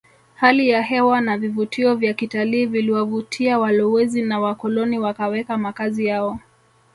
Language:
Swahili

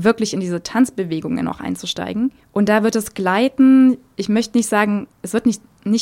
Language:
German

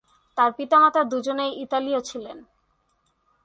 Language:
Bangla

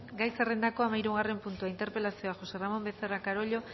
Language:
Basque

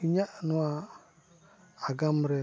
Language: Santali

